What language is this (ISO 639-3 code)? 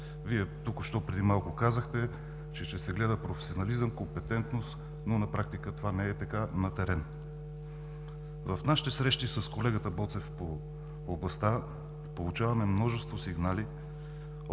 bul